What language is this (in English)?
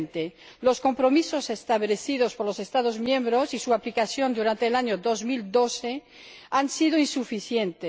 Spanish